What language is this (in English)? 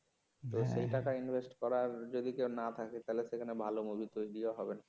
Bangla